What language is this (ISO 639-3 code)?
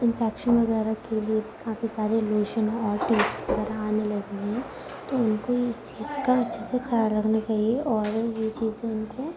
urd